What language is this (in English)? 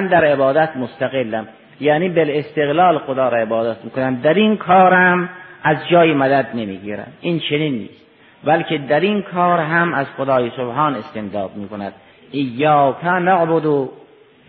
Persian